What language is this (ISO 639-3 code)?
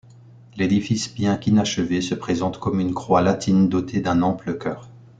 fra